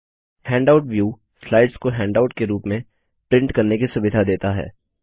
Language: Hindi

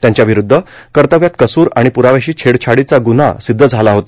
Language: Marathi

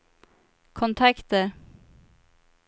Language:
Swedish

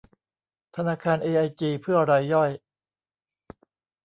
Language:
Thai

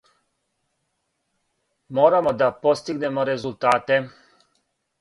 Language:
Serbian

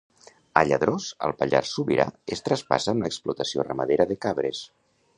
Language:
Catalan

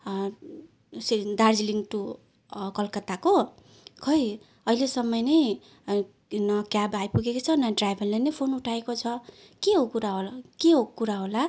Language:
Nepali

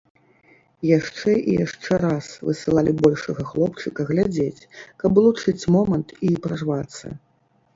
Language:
Belarusian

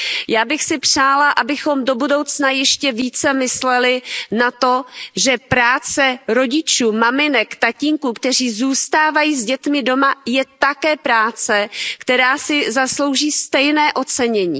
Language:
Czech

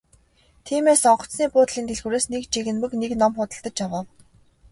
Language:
Mongolian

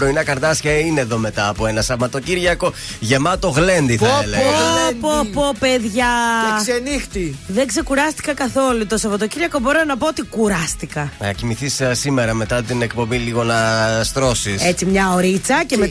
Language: Greek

